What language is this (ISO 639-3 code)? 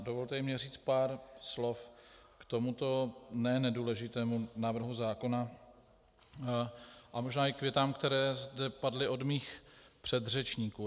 ces